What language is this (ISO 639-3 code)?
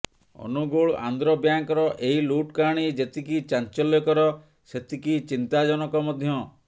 ori